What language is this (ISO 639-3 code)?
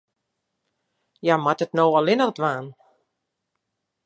fry